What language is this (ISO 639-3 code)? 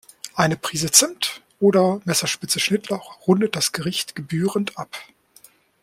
deu